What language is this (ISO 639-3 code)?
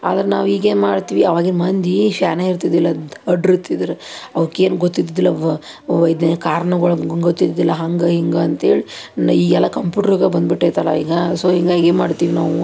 kan